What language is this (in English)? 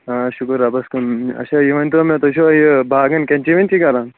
Kashmiri